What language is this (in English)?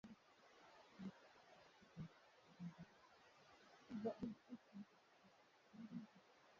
Swahili